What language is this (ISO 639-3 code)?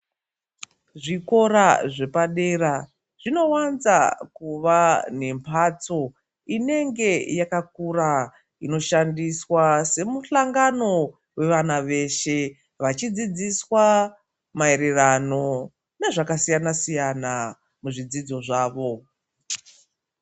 ndc